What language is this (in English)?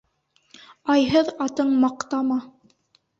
Bashkir